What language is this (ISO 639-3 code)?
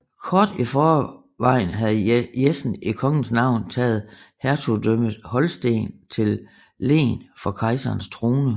dan